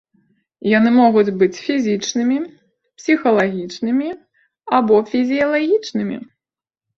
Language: Belarusian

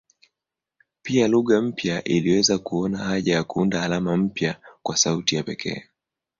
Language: Swahili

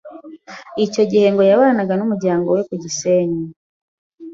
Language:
Kinyarwanda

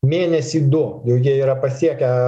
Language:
Lithuanian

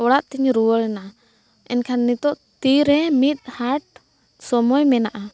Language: Santali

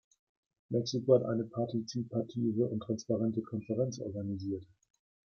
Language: German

